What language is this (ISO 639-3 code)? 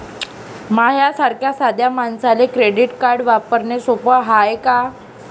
mar